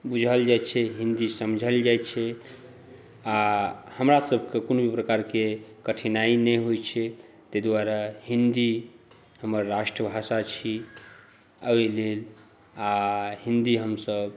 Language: Maithili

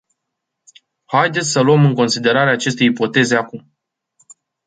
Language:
Romanian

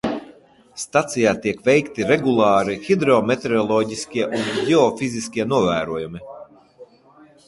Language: Latvian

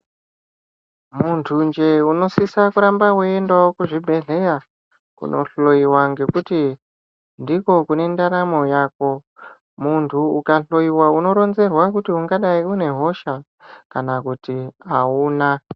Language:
Ndau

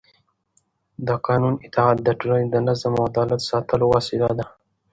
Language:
Pashto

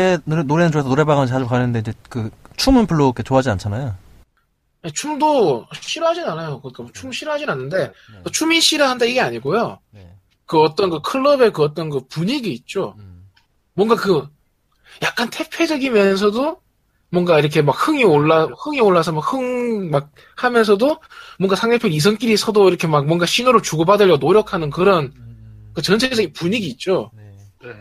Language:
Korean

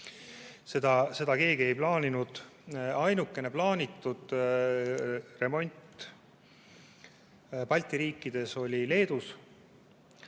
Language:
Estonian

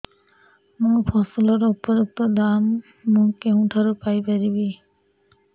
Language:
Odia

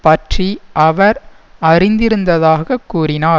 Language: Tamil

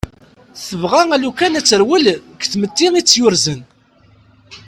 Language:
Kabyle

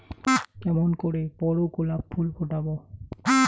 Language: Bangla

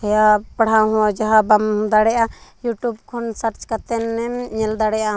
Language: Santali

